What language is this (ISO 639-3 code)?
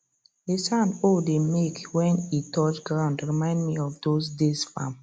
pcm